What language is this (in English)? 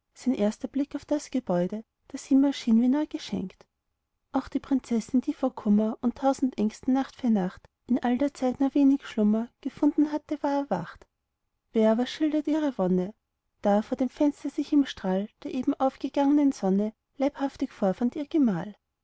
German